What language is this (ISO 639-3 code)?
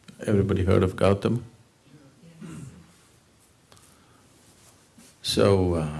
eng